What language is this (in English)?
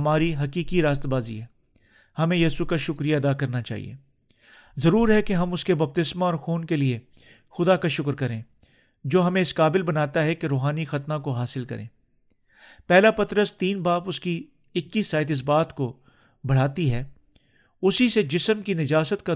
Urdu